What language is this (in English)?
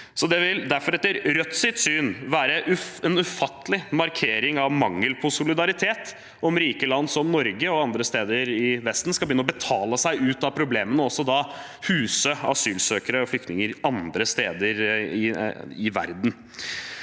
Norwegian